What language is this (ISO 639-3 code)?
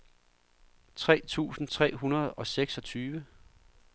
dan